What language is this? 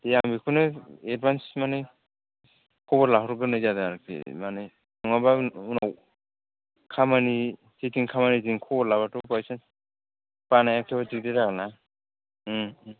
Bodo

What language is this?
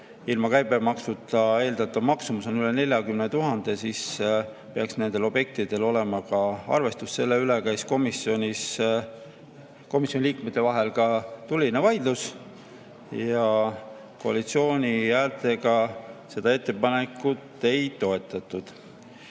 Estonian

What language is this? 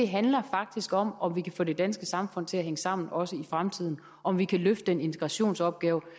Danish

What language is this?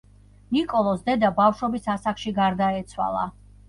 Georgian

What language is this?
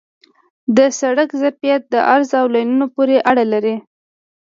Pashto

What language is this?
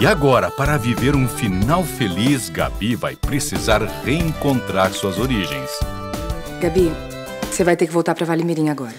Portuguese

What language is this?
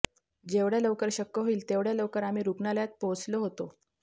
Marathi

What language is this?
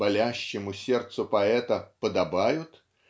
Russian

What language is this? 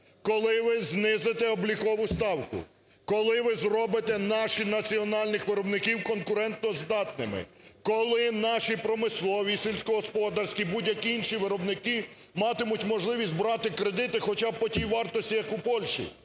Ukrainian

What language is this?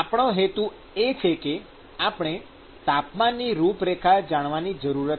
Gujarati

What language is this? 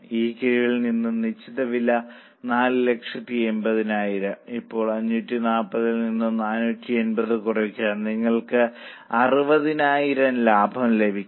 Malayalam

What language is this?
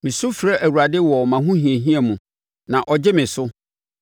Akan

